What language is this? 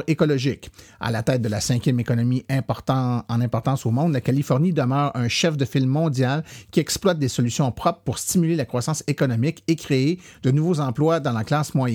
French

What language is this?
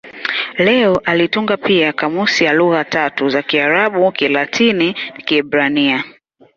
Swahili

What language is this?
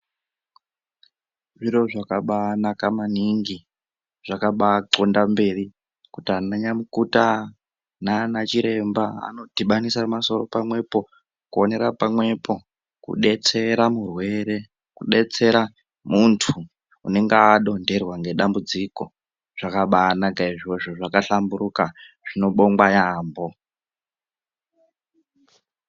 Ndau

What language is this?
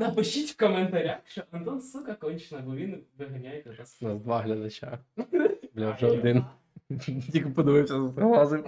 Ukrainian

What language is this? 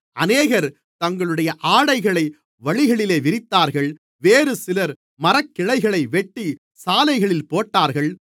Tamil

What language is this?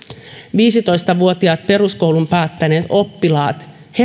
Finnish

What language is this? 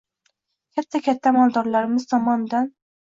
Uzbek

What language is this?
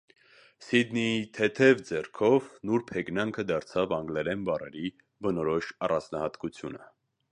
Armenian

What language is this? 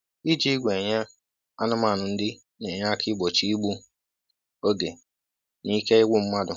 Igbo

